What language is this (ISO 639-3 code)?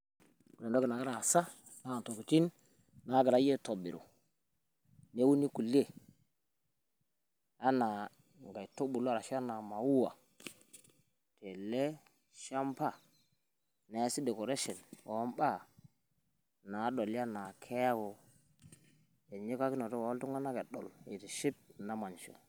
mas